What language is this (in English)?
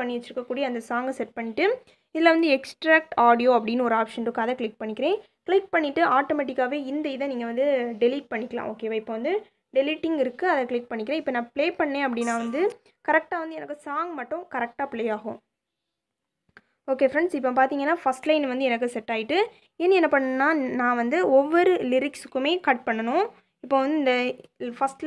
English